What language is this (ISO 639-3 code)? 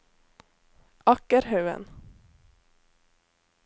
nor